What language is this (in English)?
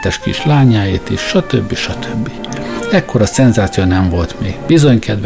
Hungarian